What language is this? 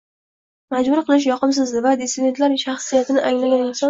Uzbek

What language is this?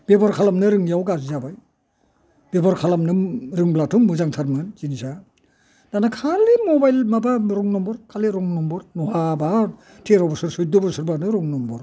Bodo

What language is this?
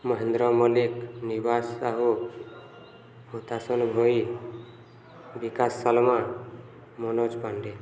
Odia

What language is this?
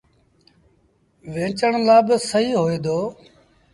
Sindhi Bhil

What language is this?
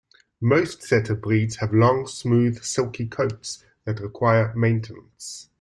English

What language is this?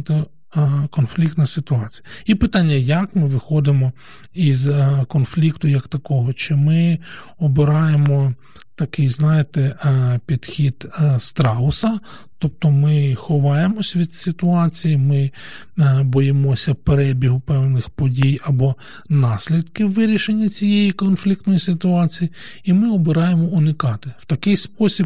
Ukrainian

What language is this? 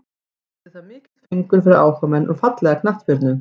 Icelandic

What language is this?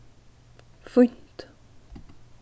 Faroese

